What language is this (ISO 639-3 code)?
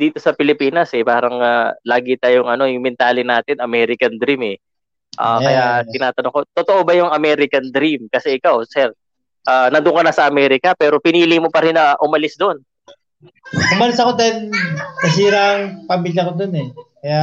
fil